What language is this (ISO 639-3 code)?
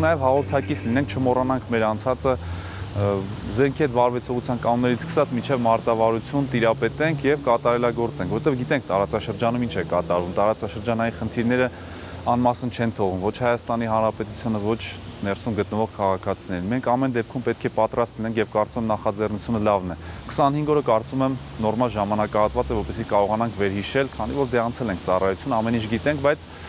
tur